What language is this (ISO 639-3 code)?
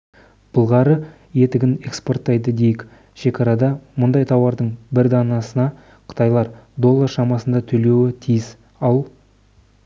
kaz